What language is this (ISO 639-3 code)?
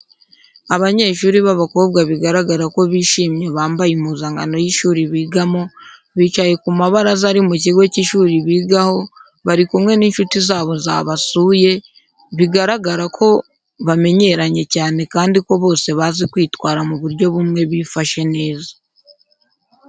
kin